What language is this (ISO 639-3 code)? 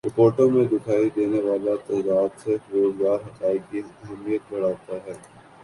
urd